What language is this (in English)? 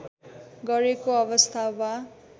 Nepali